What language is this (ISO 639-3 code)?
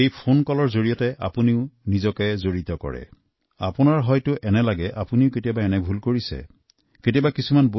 asm